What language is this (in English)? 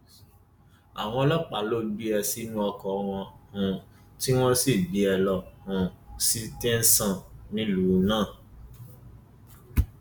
Yoruba